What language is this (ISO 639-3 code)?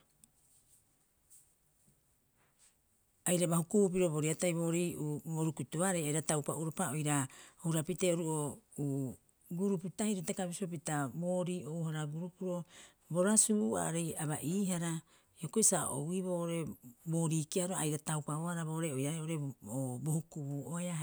kyx